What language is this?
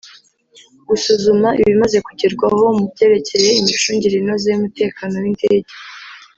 Kinyarwanda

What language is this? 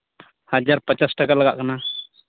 Santali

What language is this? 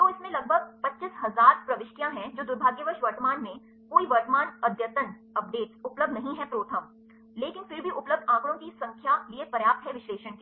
Hindi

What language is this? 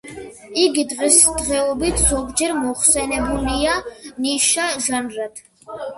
Georgian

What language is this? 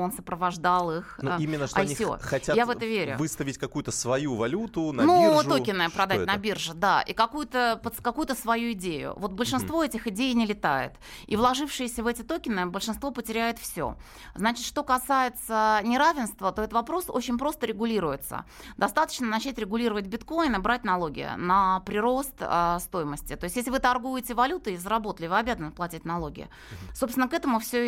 Russian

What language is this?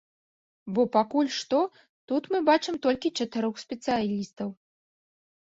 Belarusian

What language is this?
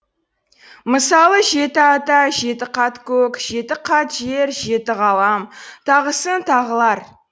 Kazakh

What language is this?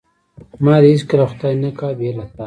Pashto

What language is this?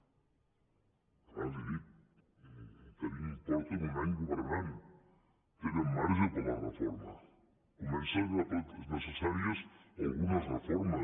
Catalan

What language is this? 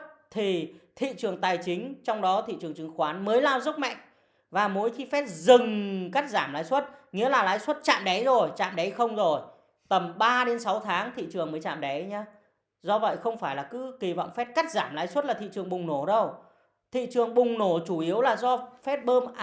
Vietnamese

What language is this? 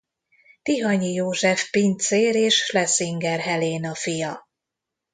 Hungarian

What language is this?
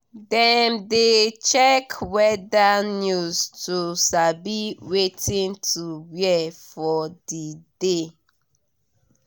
Nigerian Pidgin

